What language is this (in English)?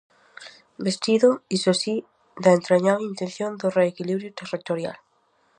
Galician